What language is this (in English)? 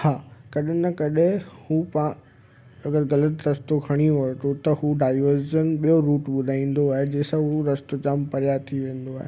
Sindhi